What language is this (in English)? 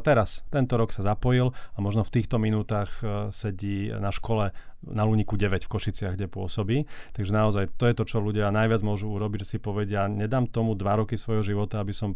Slovak